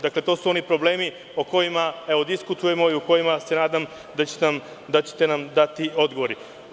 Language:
Serbian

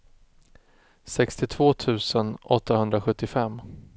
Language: Swedish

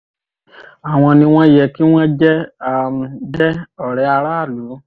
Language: Yoruba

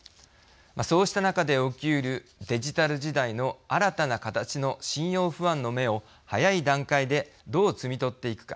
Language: Japanese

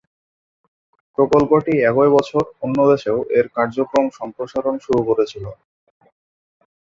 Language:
Bangla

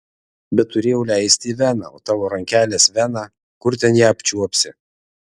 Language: Lithuanian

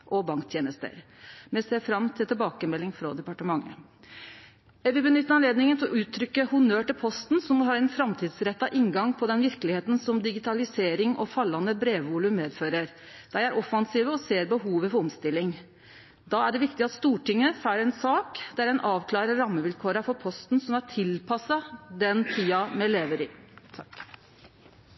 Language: Norwegian Nynorsk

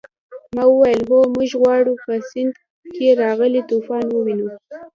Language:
Pashto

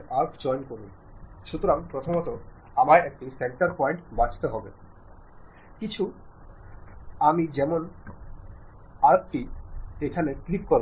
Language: Malayalam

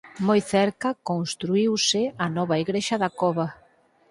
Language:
Galician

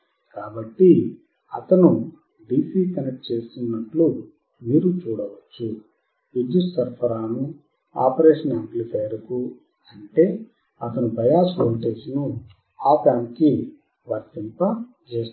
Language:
Telugu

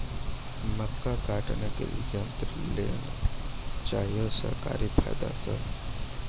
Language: Maithili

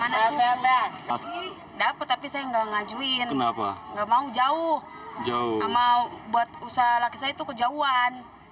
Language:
Indonesian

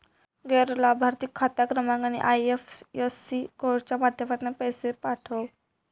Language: Marathi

